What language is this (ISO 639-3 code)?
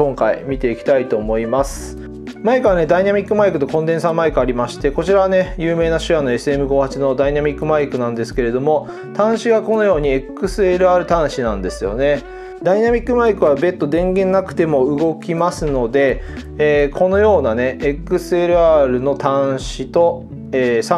jpn